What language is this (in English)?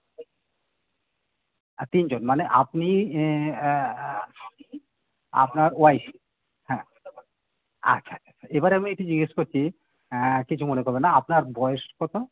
Bangla